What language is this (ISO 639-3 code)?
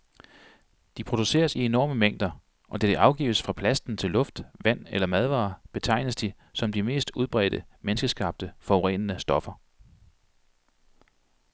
dan